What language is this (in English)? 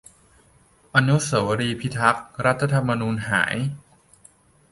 Thai